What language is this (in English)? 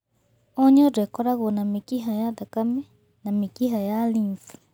Kikuyu